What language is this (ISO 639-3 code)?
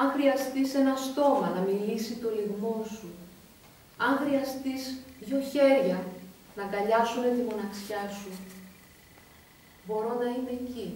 ell